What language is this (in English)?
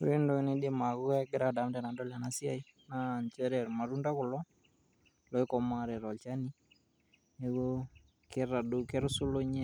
Masai